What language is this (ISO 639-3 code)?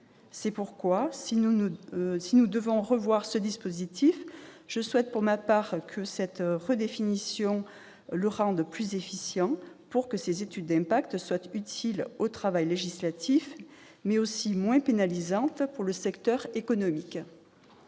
fra